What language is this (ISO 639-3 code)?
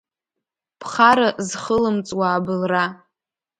abk